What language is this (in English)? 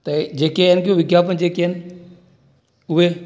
Sindhi